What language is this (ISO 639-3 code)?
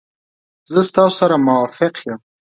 pus